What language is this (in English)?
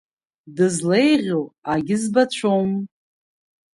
Abkhazian